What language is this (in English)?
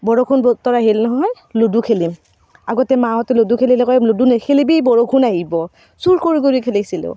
Assamese